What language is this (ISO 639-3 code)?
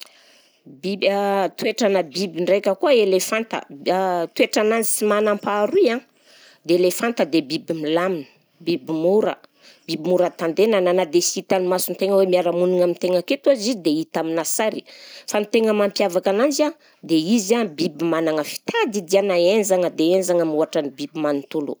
bzc